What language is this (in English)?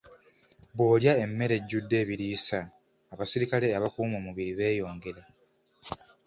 Ganda